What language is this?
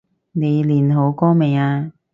Cantonese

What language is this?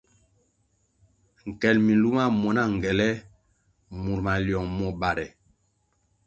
Kwasio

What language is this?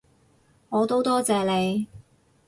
Cantonese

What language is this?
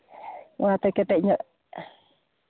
Santali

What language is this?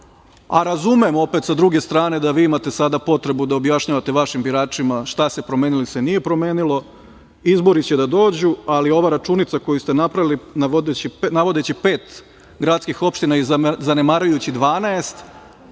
Serbian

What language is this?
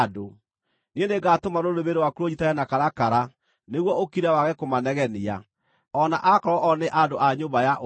Kikuyu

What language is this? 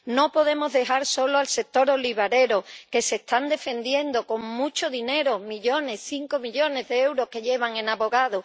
Spanish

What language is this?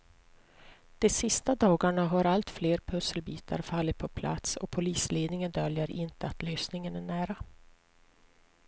Swedish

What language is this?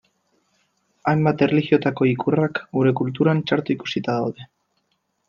Basque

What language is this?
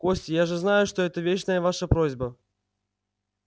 Russian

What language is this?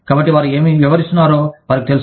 Telugu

